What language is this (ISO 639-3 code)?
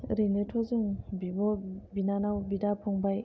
brx